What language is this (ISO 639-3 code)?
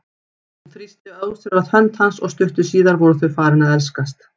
isl